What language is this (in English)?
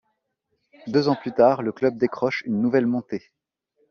French